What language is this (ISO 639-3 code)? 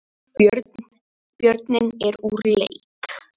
isl